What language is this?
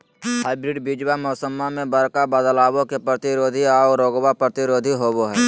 Magahi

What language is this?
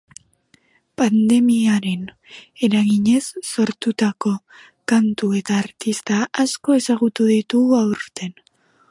Basque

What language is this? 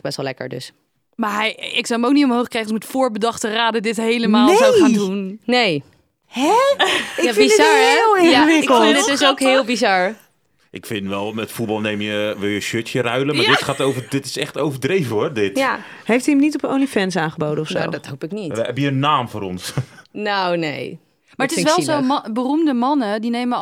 Dutch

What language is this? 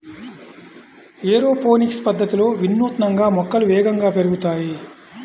Telugu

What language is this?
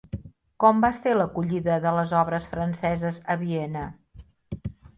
Catalan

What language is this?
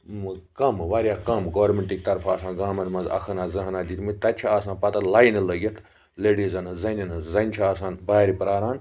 Kashmiri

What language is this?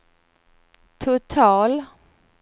Swedish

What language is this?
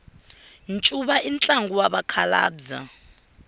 Tsonga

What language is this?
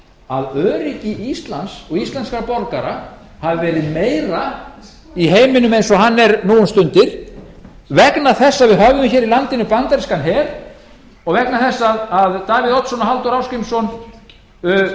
Icelandic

